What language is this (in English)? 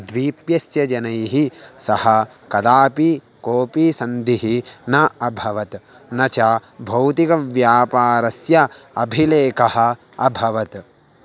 Sanskrit